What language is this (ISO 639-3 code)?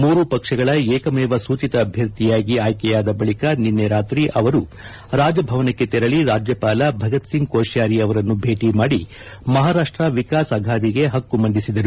kan